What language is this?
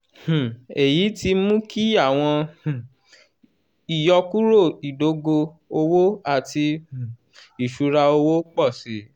Yoruba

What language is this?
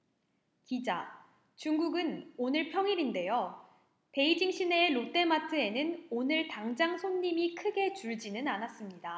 Korean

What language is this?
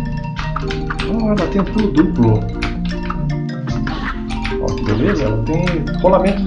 Portuguese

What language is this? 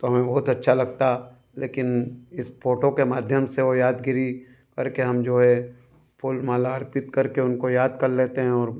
Hindi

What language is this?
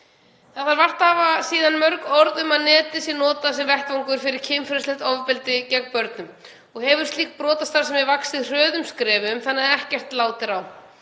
Icelandic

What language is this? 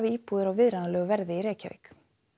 Icelandic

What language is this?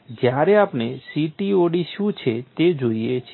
Gujarati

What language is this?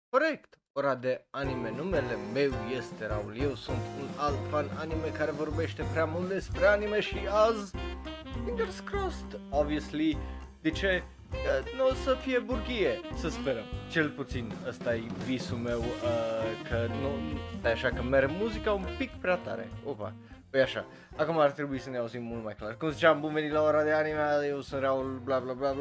Romanian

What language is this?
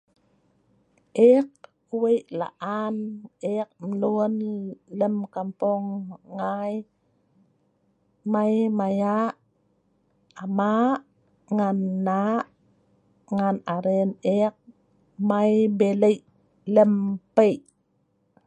Sa'ban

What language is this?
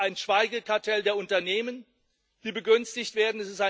German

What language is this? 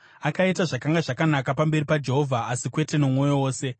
Shona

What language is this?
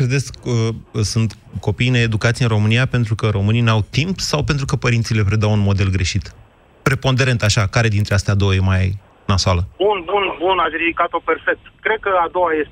Romanian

